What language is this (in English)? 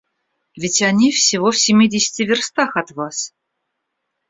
Russian